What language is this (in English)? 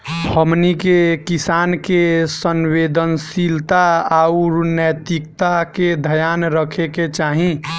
Bhojpuri